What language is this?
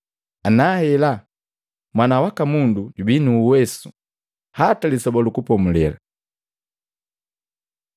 Matengo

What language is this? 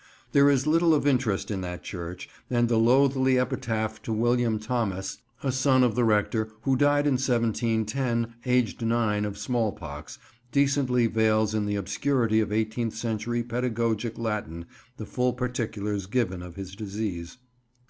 English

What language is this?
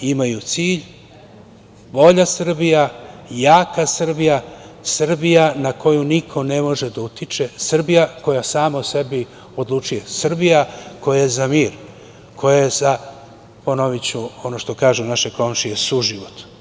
Serbian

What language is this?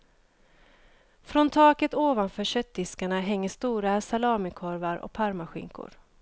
Swedish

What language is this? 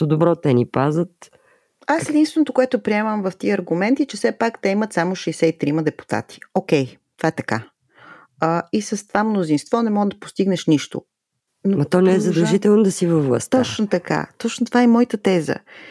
Bulgarian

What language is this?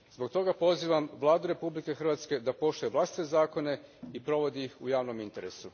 Croatian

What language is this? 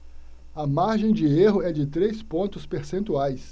Portuguese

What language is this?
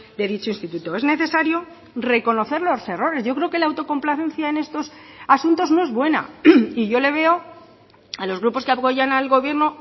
Spanish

